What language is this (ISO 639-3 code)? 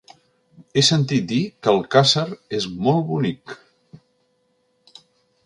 cat